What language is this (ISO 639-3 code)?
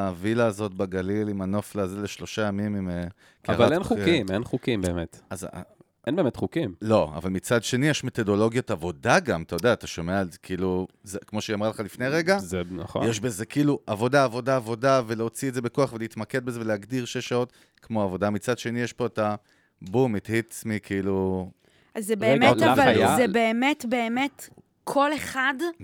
heb